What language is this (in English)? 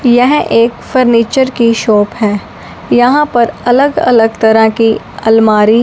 Hindi